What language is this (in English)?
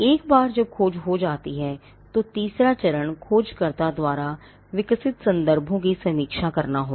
Hindi